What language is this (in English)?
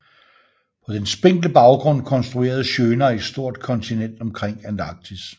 Danish